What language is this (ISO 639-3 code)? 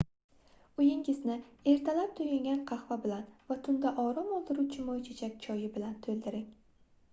uzb